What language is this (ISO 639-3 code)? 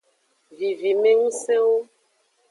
ajg